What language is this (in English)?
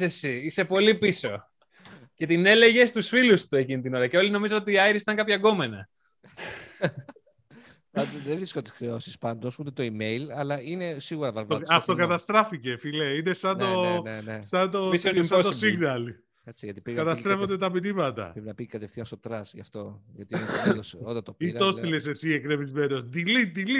Greek